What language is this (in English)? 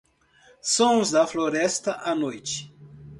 Portuguese